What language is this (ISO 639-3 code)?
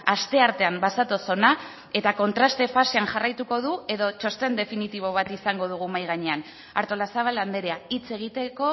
eus